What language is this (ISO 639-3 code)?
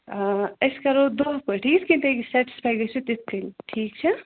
kas